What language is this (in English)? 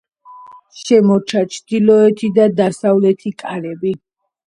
Georgian